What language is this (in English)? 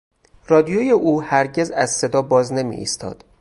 Persian